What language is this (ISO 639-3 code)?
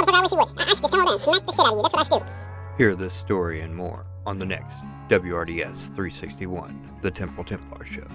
eng